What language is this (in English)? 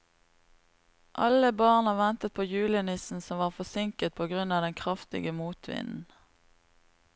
Norwegian